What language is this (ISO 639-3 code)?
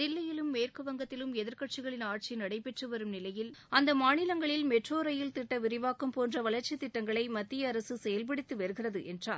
tam